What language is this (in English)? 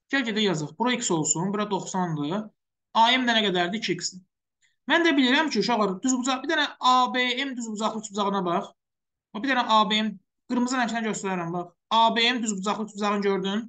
Turkish